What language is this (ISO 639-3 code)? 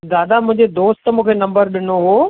snd